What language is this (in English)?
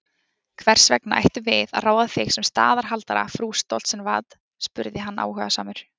Icelandic